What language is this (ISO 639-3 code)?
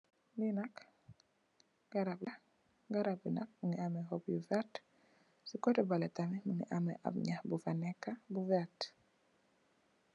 wol